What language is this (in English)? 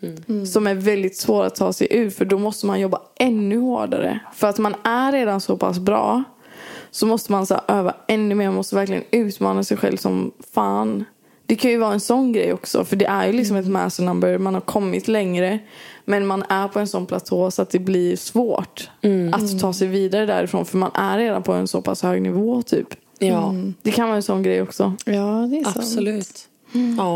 Swedish